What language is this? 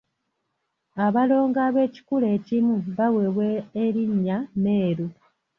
Ganda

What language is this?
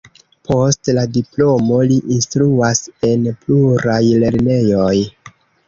Esperanto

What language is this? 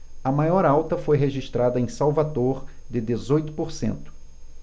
Portuguese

